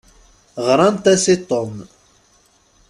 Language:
Kabyle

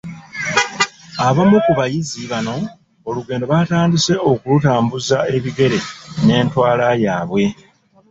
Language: Ganda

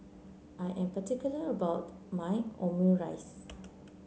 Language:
English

